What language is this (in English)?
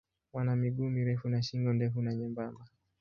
Swahili